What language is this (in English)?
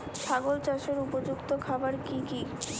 Bangla